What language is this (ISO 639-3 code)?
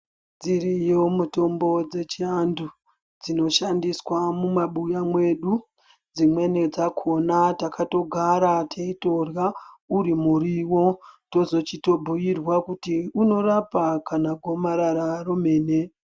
ndc